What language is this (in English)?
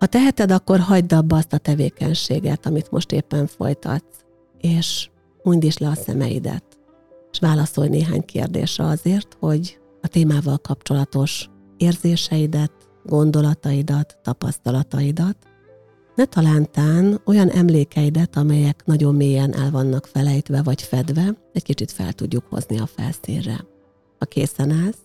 Hungarian